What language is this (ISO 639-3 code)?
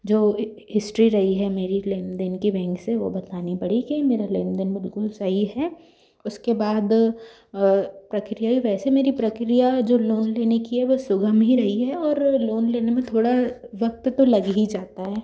hin